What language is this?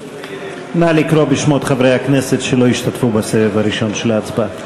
Hebrew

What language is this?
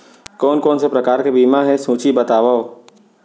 Chhattisgarhi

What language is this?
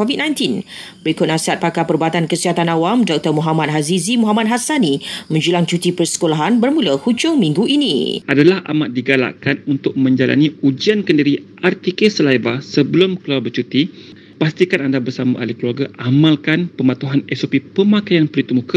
Malay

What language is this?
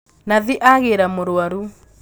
Kikuyu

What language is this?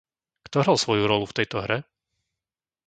Slovak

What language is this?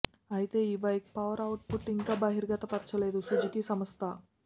Telugu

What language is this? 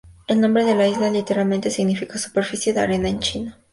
Spanish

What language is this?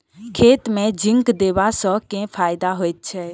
Maithili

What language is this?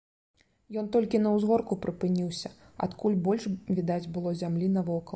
Belarusian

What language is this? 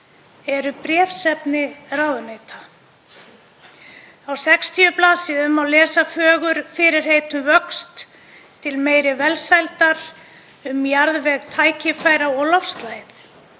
Icelandic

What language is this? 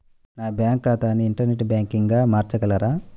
Telugu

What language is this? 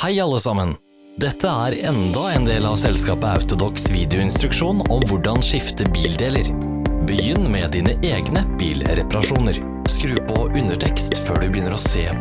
Dutch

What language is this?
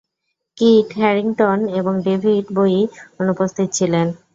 Bangla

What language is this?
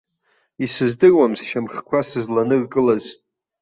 Abkhazian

